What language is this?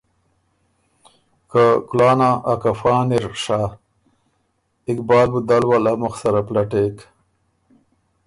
Ormuri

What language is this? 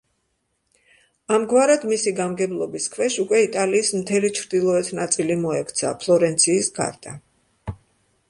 Georgian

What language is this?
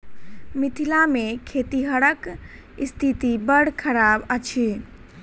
Maithili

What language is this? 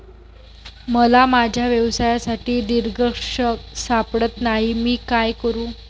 Marathi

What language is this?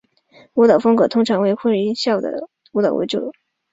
Chinese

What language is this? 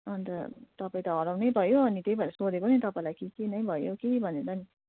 Nepali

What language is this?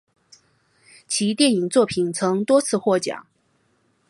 Chinese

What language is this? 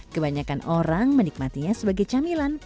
Indonesian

